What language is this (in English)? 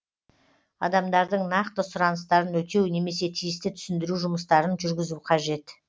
Kazakh